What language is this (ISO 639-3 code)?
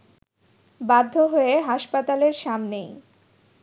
ben